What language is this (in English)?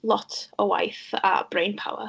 Welsh